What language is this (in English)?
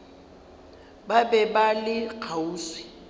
Northern Sotho